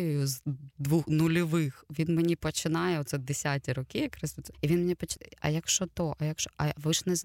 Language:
Ukrainian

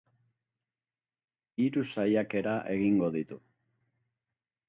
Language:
Basque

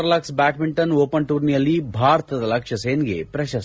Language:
Kannada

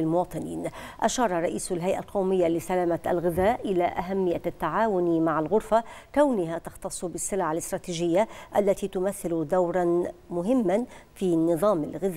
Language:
Arabic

